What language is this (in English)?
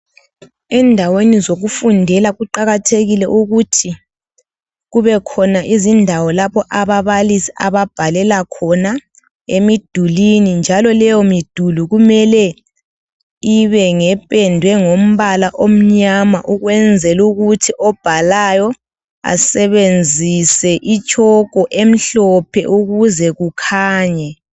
North Ndebele